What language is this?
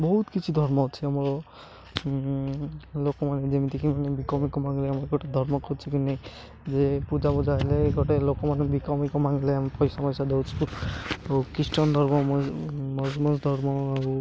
Odia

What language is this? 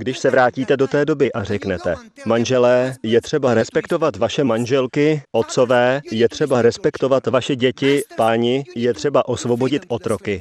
Czech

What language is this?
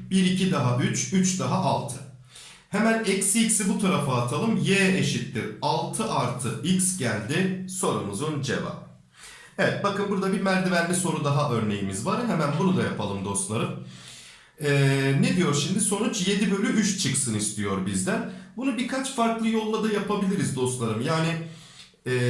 Turkish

